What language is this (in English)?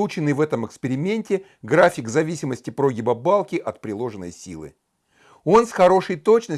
Russian